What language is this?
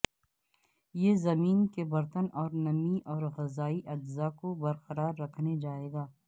Urdu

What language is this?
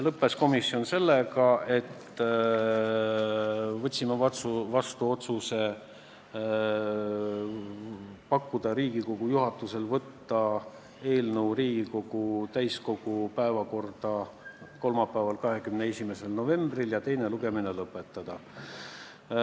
Estonian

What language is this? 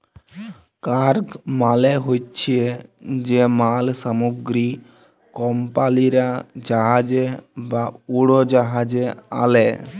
Bangla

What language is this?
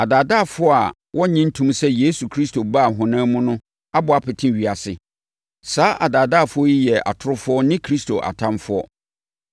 Akan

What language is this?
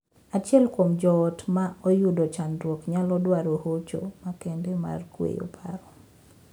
Luo (Kenya and Tanzania)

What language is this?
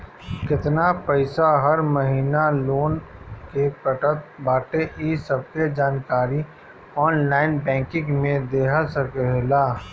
Bhojpuri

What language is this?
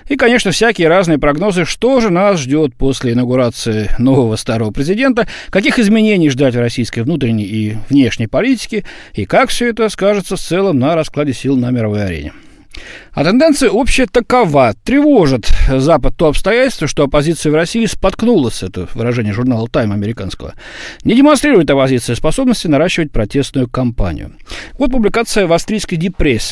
Russian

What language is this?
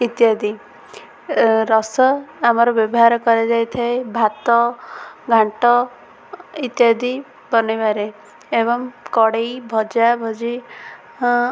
Odia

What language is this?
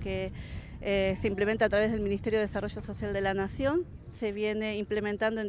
Spanish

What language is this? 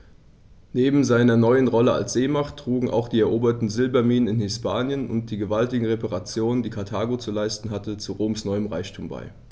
German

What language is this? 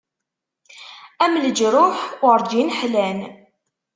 Kabyle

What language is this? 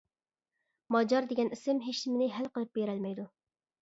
Uyghur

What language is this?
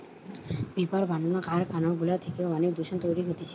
Bangla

